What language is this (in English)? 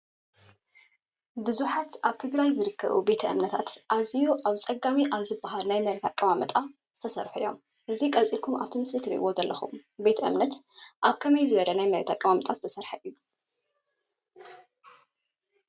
Tigrinya